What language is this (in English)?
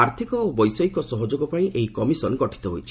Odia